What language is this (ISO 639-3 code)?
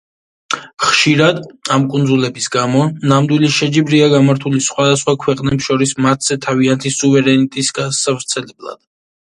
kat